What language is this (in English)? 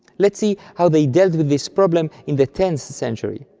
English